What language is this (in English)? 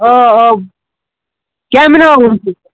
Kashmiri